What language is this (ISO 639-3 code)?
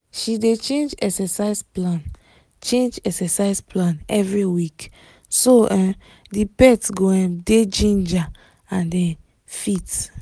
pcm